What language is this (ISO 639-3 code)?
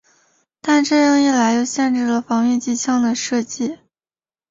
zho